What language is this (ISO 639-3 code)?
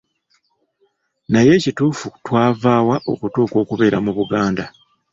lug